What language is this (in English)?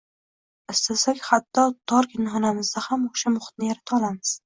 Uzbek